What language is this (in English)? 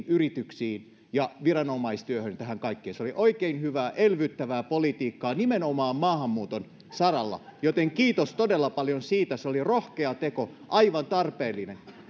Finnish